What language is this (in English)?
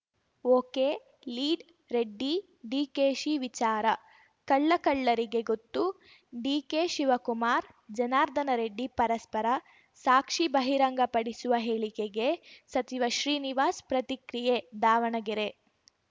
Kannada